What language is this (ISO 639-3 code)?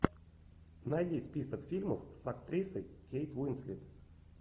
rus